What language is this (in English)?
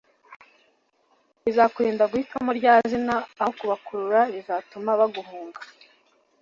Kinyarwanda